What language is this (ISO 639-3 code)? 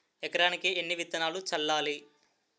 tel